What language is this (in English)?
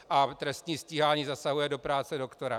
Czech